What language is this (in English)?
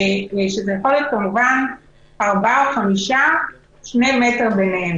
Hebrew